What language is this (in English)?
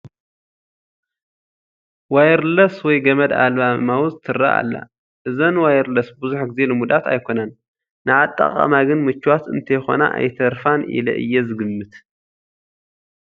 Tigrinya